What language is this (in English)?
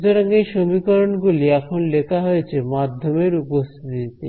Bangla